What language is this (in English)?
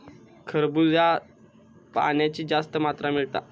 Marathi